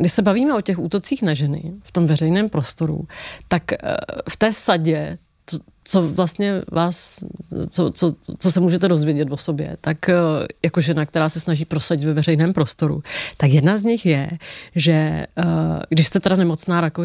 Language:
Czech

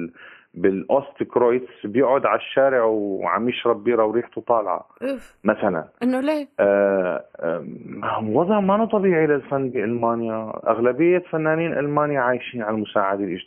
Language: Arabic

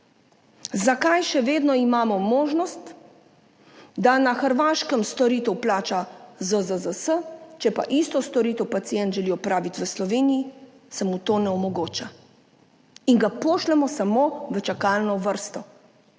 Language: Slovenian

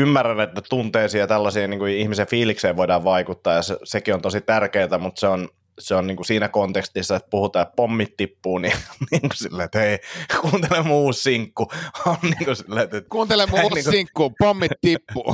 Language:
Finnish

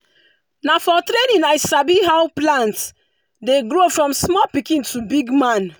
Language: Nigerian Pidgin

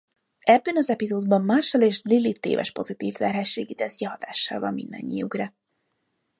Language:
Hungarian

